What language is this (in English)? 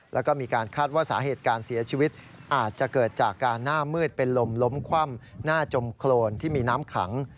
Thai